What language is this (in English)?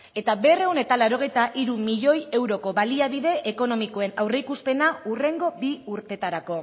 Basque